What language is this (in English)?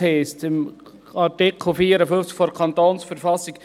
Swiss German